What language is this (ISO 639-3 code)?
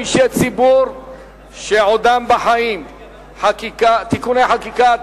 heb